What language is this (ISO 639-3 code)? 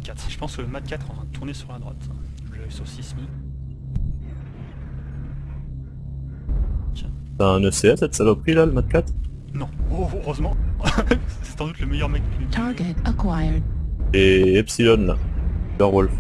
fra